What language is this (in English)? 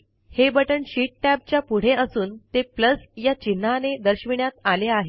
Marathi